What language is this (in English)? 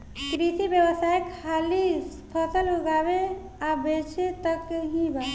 Bhojpuri